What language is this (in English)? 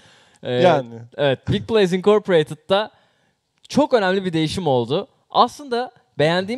Turkish